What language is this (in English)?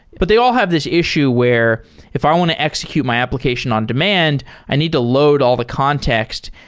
English